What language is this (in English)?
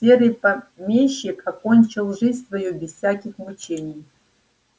Russian